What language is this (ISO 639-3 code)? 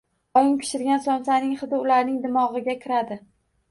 uzb